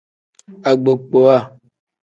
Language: Tem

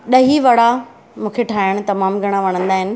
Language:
Sindhi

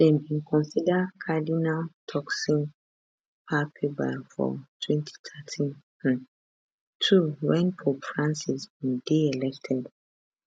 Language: Nigerian Pidgin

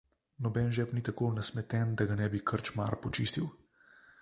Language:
Slovenian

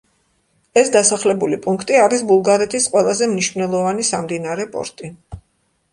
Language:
Georgian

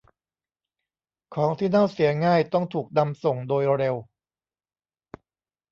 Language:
Thai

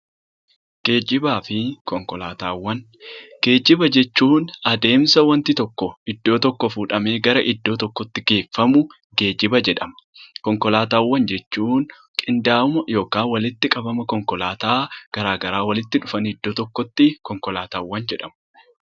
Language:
Oromo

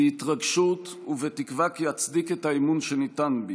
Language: Hebrew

